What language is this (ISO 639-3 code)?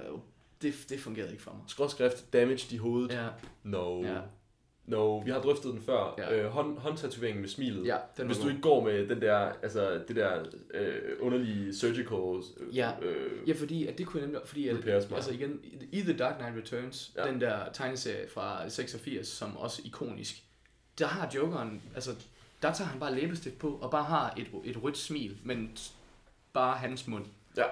dan